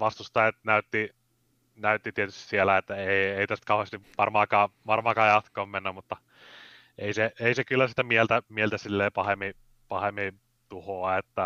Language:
Finnish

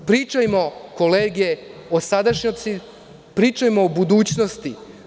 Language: Serbian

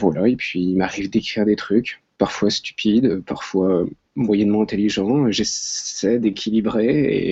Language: French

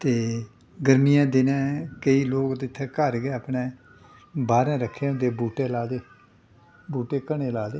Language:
Dogri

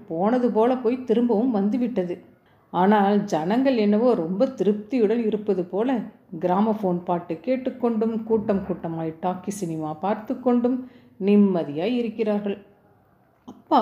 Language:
Tamil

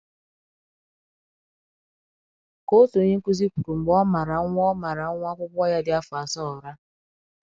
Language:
Igbo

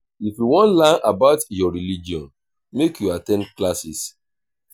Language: Nigerian Pidgin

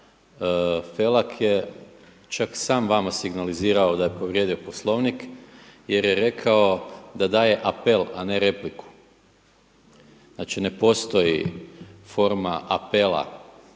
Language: Croatian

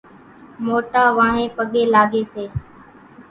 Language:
Kachi Koli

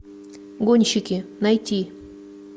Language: Russian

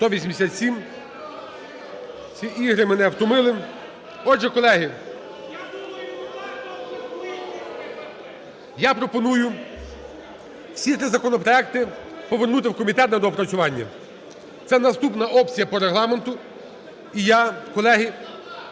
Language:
Ukrainian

